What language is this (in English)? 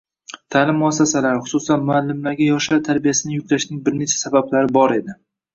Uzbek